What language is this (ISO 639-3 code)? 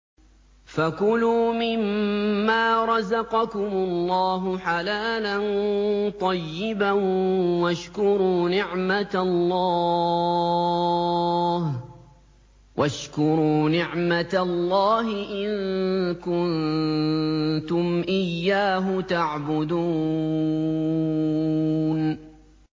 ara